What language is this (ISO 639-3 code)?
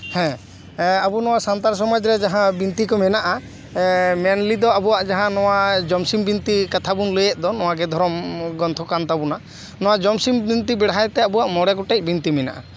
sat